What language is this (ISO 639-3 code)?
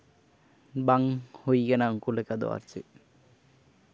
sat